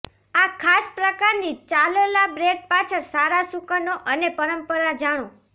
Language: Gujarati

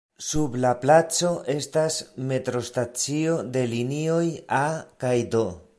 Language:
Esperanto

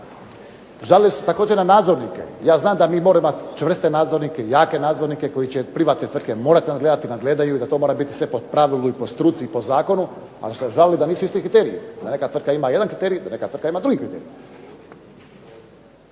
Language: Croatian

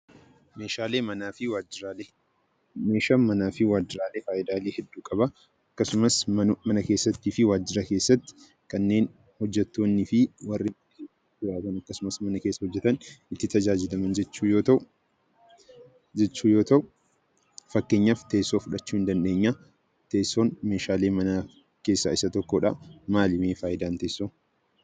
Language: Oromo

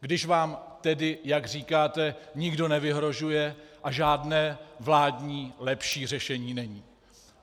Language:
Czech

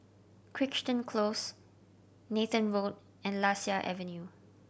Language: English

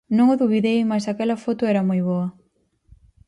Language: Galician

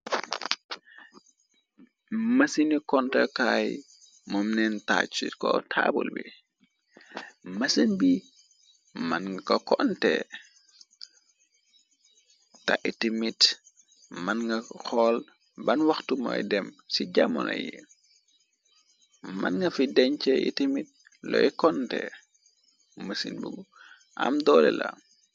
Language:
Wolof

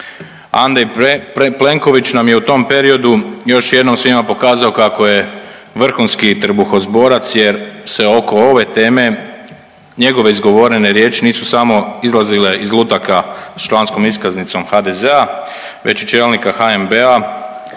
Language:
Croatian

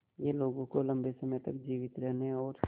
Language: Hindi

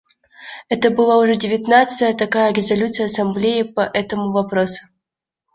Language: Russian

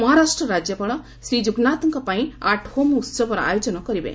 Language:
Odia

